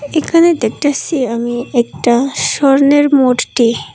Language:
Bangla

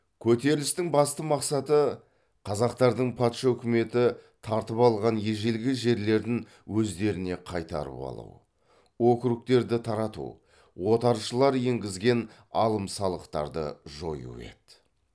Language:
Kazakh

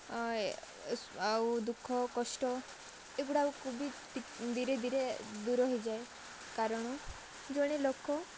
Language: Odia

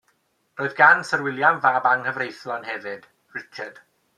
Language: Welsh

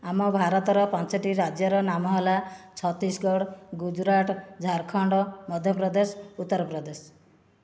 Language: Odia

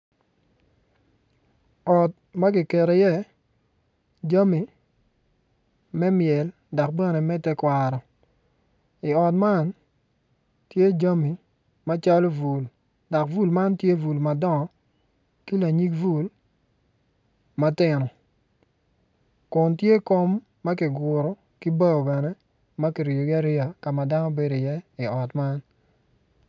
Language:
Acoli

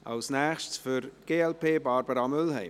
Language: Swiss German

